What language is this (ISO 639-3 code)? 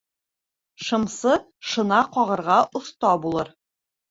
bak